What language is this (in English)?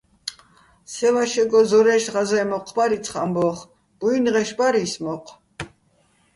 Bats